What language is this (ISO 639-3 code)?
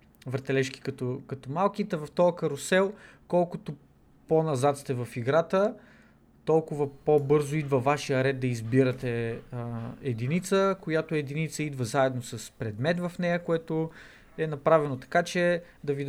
bul